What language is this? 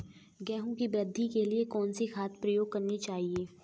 Hindi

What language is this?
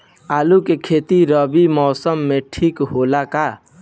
Bhojpuri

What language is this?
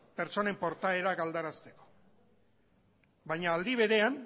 Basque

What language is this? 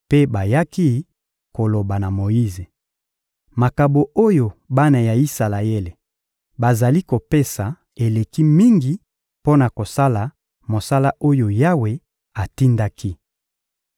Lingala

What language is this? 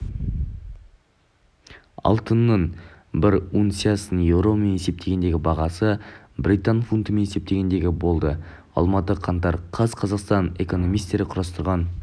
Kazakh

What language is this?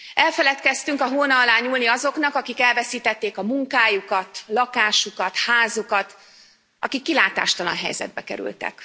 Hungarian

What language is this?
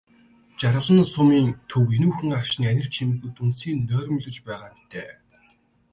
Mongolian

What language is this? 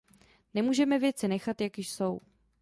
Czech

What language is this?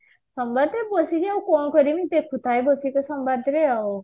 Odia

